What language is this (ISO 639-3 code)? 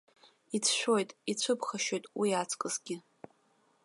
abk